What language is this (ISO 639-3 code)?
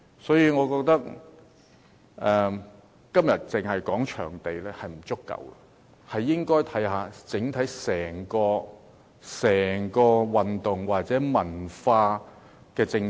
yue